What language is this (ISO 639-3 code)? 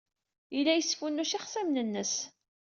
kab